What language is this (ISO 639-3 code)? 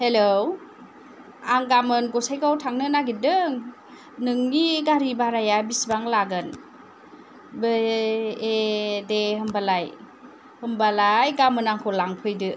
brx